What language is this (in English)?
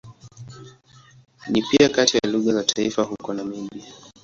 Swahili